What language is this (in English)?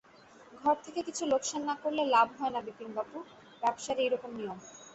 Bangla